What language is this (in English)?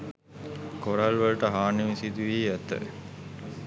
Sinhala